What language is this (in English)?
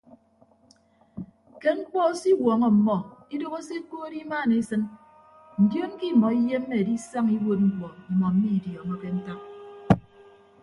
Ibibio